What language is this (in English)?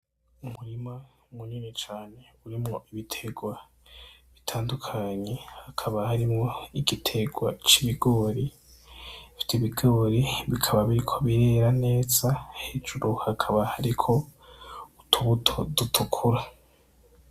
Rundi